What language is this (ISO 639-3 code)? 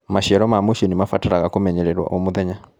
kik